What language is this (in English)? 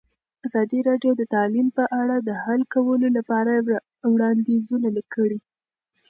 Pashto